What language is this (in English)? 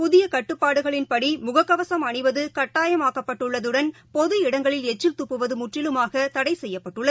Tamil